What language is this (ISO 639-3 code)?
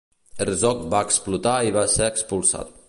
cat